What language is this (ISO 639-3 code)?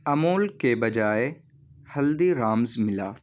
urd